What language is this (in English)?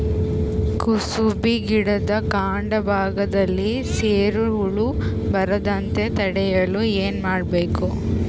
Kannada